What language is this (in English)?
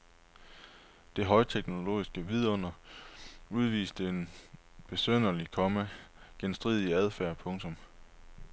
Danish